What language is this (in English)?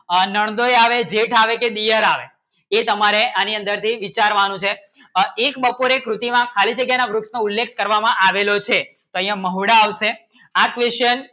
Gujarati